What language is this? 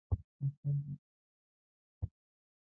Pashto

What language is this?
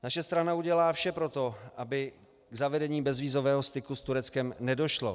Czech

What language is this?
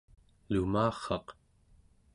Central Yupik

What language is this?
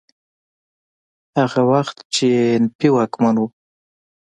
Pashto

